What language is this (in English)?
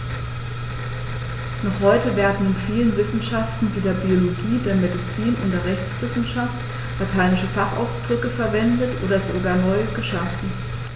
German